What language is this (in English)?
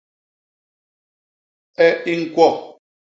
Basaa